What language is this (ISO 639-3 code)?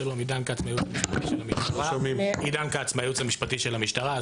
heb